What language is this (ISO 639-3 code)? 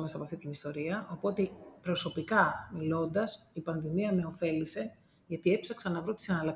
ell